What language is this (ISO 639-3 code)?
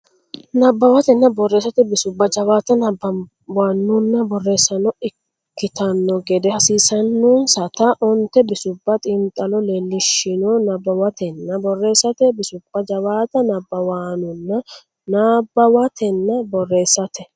sid